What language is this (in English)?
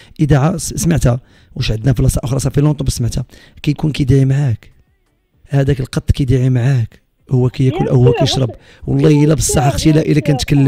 Arabic